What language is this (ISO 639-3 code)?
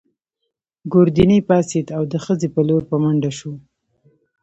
pus